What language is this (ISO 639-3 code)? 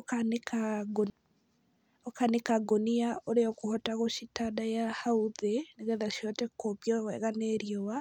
kik